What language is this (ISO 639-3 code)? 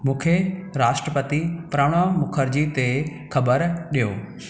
snd